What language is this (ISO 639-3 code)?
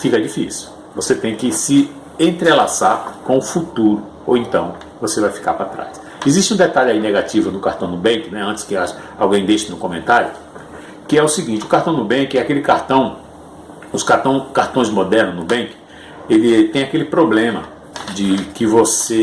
por